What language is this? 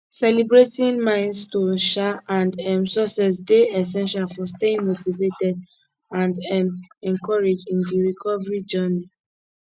Nigerian Pidgin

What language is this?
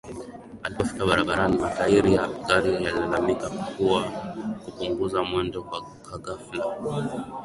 Swahili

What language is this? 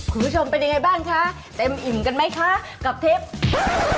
Thai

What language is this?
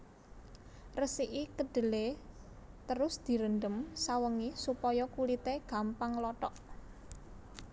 Javanese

